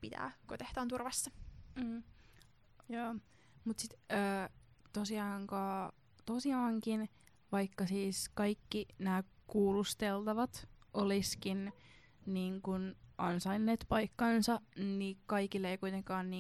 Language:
Finnish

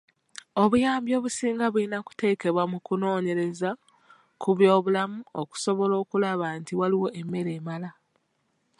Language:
Ganda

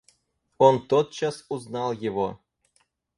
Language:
Russian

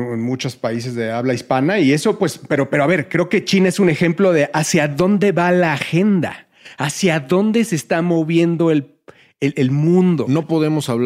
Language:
Spanish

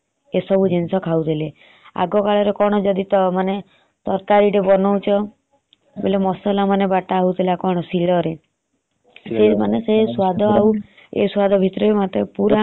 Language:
Odia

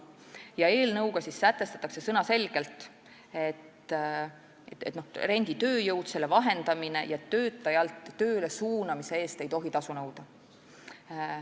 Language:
Estonian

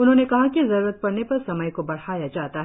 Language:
Hindi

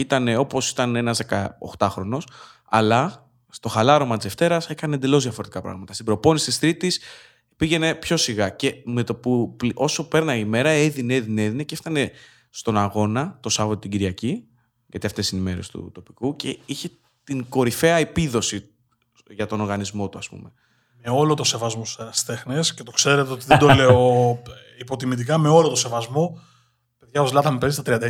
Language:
Greek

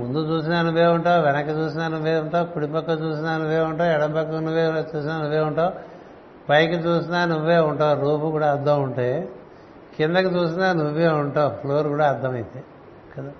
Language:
Telugu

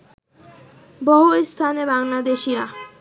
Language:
Bangla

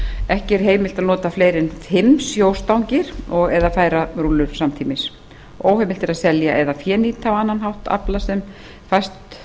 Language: Icelandic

